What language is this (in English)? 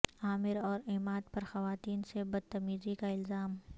Urdu